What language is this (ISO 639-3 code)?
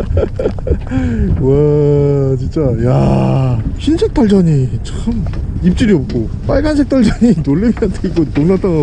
kor